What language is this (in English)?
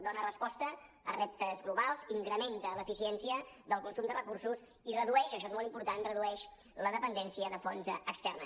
Catalan